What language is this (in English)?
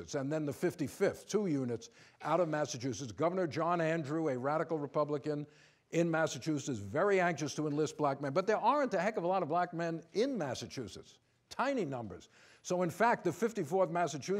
English